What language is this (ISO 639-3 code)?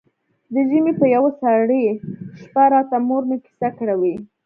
pus